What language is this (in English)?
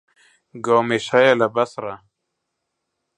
Central Kurdish